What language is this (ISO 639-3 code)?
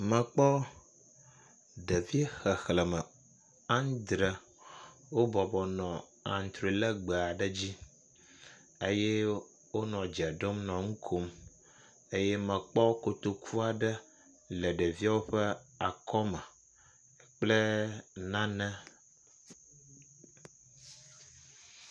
ewe